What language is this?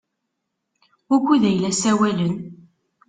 Kabyle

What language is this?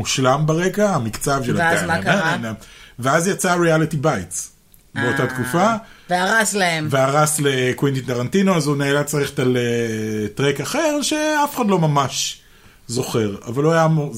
Hebrew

